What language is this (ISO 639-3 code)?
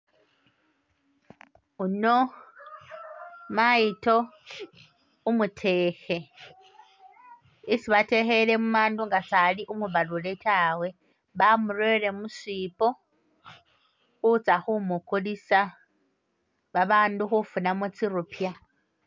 myx